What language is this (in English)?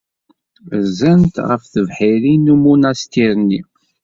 Kabyle